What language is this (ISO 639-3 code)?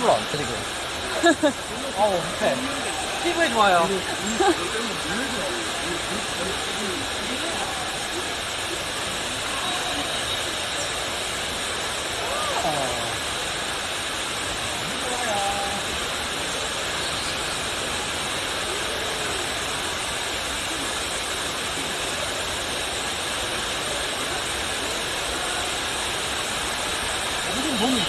kor